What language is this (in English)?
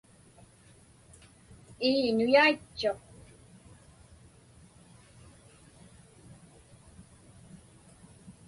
Inupiaq